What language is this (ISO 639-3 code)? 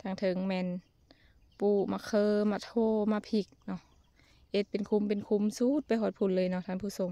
tha